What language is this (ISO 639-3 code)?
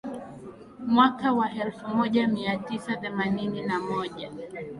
swa